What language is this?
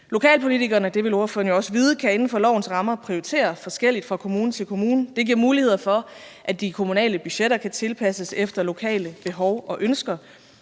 Danish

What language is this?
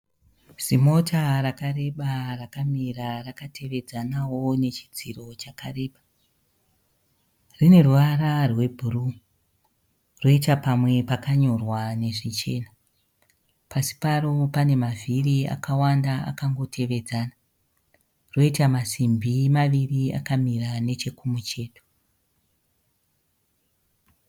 Shona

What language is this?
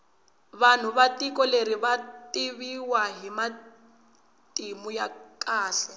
Tsonga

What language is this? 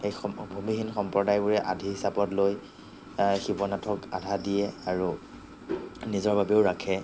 Assamese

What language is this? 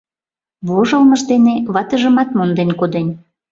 Mari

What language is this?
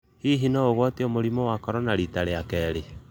Kikuyu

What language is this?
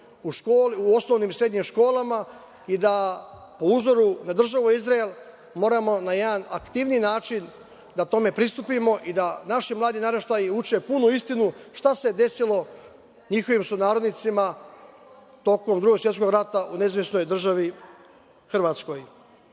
Serbian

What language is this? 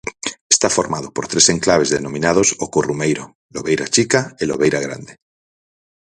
Galician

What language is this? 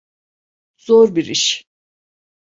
Turkish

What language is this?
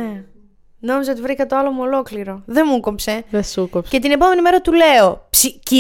Greek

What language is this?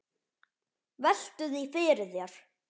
Icelandic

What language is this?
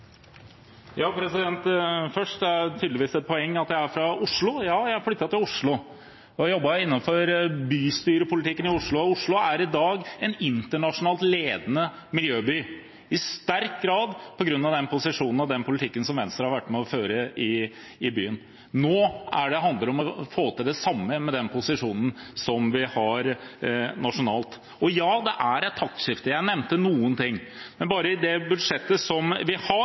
Norwegian Bokmål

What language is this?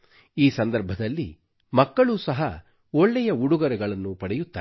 Kannada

